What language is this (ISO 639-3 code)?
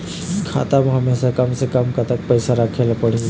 hne